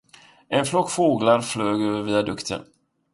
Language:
Swedish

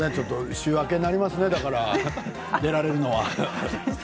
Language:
Japanese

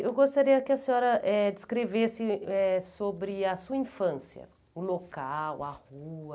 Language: Portuguese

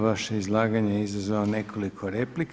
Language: Croatian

